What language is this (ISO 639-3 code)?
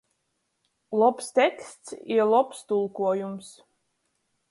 ltg